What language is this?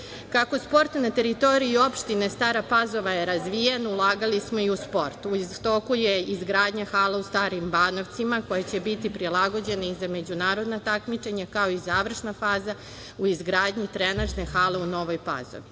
Serbian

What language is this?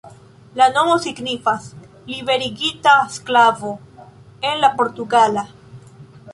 Esperanto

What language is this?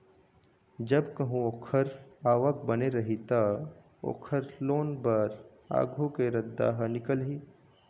Chhattisgarhi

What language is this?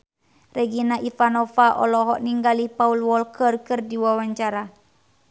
Sundanese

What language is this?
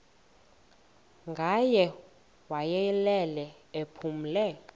Xhosa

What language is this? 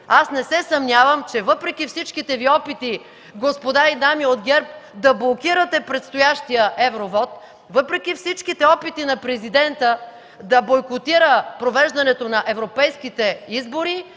Bulgarian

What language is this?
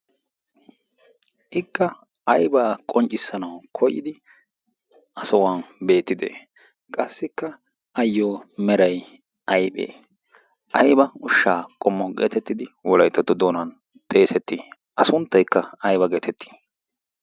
Wolaytta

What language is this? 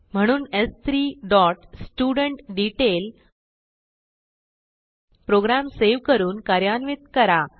Marathi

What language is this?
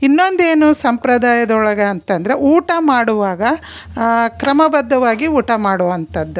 Kannada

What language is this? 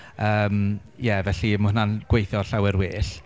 Welsh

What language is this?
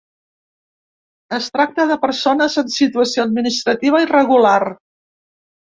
Catalan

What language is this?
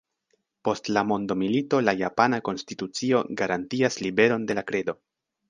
Esperanto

